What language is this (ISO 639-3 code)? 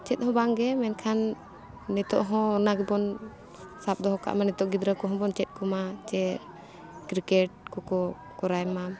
sat